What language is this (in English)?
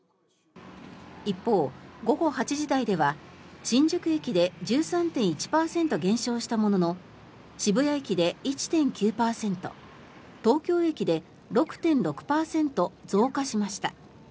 Japanese